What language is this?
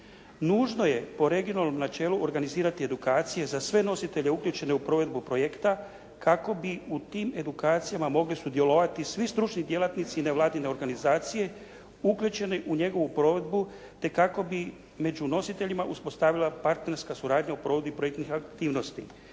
Croatian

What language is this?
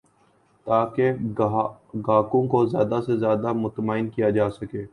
Urdu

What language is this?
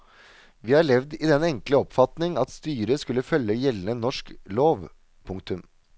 Norwegian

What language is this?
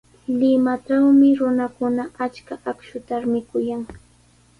Sihuas Ancash Quechua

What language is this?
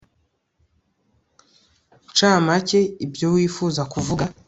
Kinyarwanda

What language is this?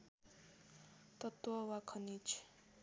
Nepali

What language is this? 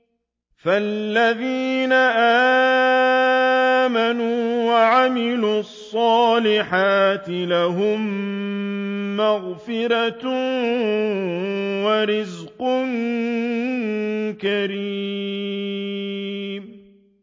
Arabic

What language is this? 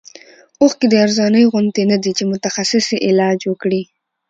Pashto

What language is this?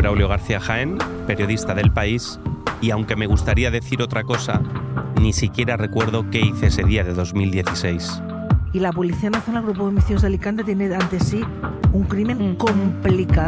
Spanish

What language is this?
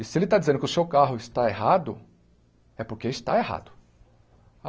Portuguese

